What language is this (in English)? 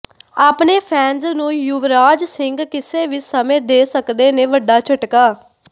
Punjabi